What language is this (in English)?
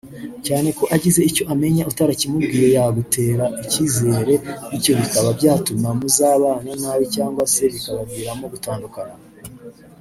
Kinyarwanda